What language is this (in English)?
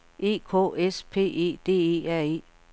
Danish